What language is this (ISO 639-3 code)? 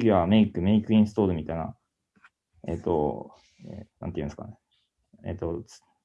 jpn